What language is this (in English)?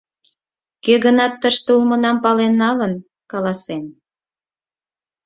Mari